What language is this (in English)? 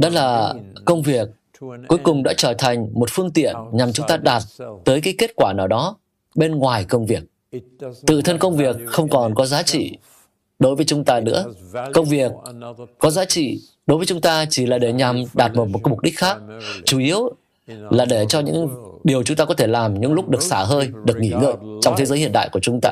Vietnamese